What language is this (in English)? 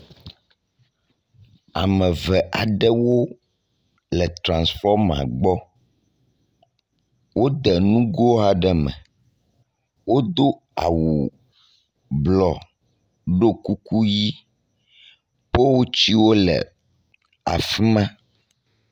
Ewe